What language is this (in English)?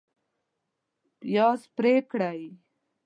Pashto